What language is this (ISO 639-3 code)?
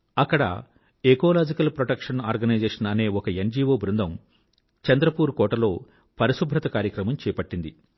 tel